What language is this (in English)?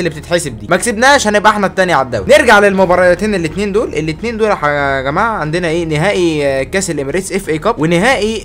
Arabic